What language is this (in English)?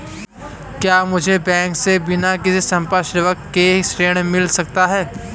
Hindi